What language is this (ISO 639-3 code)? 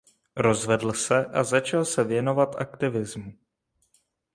ces